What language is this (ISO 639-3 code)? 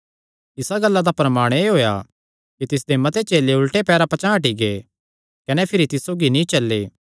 xnr